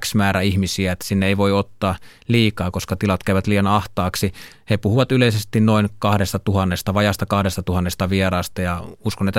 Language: Finnish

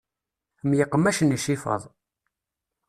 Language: Kabyle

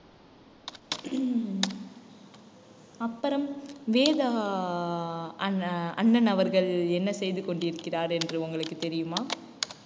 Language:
Tamil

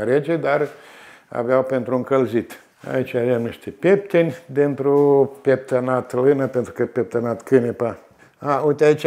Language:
Romanian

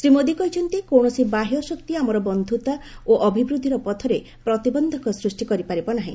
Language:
Odia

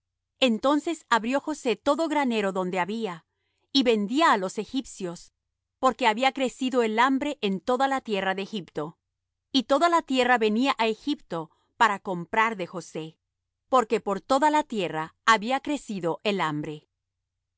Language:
Spanish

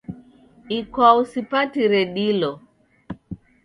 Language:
Taita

